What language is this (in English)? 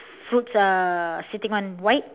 English